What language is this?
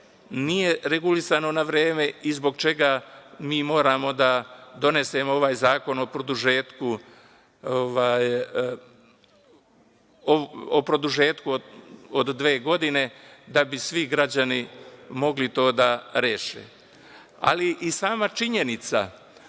Serbian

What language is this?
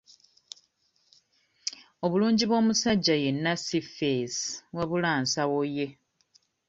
Ganda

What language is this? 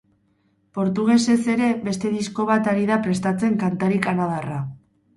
Basque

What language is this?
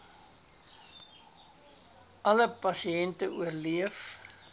Afrikaans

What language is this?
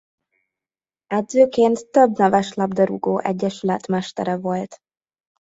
Hungarian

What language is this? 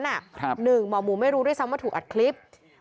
Thai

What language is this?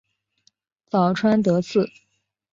Chinese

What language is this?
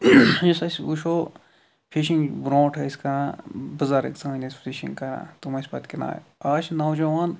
Kashmiri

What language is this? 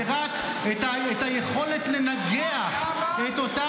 Hebrew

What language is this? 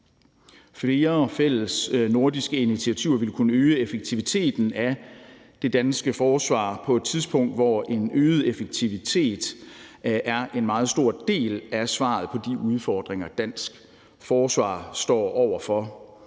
Danish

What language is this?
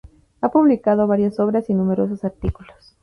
Spanish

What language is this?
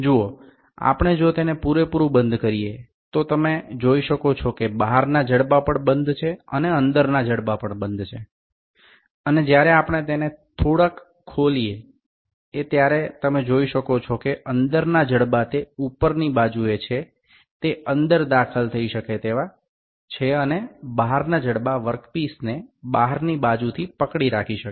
Bangla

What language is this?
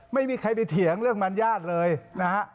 Thai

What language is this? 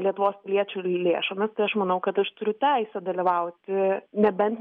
Lithuanian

